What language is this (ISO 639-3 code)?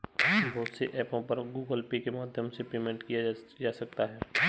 hin